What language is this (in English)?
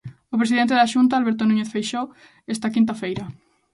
Galician